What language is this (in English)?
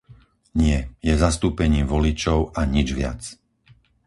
Slovak